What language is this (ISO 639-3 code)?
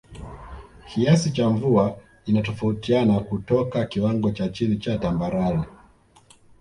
swa